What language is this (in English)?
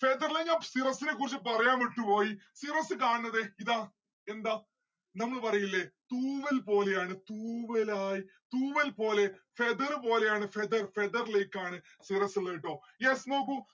Malayalam